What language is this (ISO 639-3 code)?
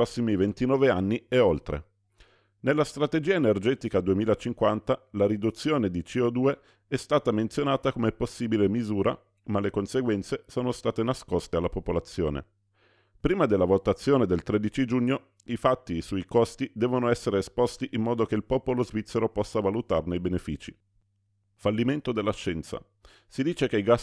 ita